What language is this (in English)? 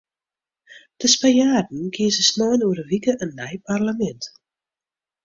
Western Frisian